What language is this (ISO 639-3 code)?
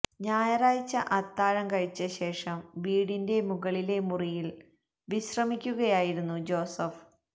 mal